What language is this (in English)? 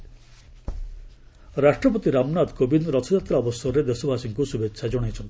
Odia